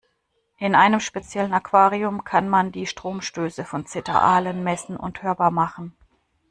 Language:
German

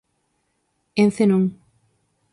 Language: Galician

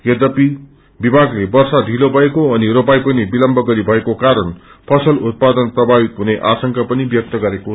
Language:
Nepali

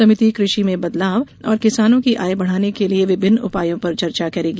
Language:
Hindi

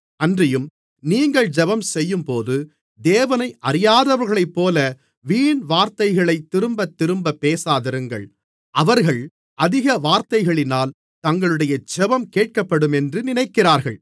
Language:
Tamil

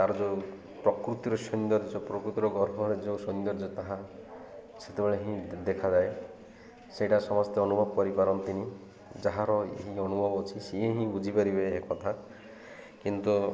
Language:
Odia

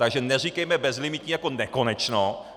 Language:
Czech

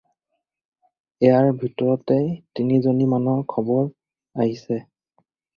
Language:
Assamese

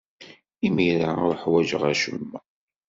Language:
Kabyle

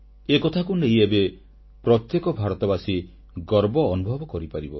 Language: Odia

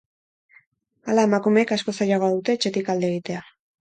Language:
Basque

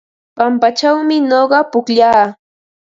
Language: Ambo-Pasco Quechua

